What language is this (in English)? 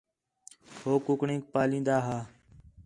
Khetrani